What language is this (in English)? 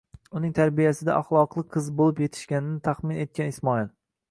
Uzbek